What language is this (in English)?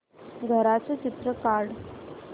Marathi